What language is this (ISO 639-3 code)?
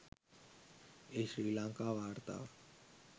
sin